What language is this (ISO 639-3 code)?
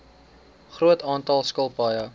afr